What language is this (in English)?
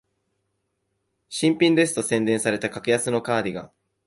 Japanese